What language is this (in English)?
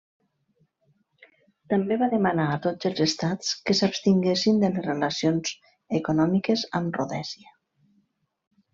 Catalan